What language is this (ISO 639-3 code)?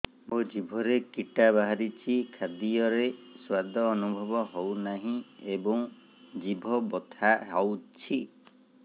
ori